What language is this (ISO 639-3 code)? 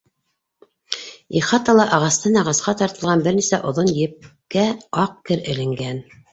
bak